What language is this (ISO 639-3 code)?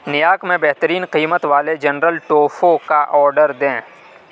urd